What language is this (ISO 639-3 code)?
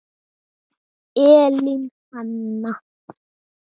isl